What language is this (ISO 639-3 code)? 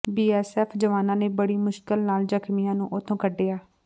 pan